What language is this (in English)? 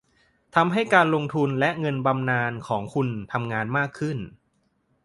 Thai